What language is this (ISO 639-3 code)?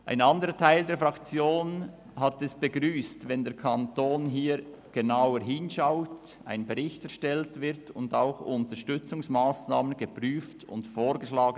gsw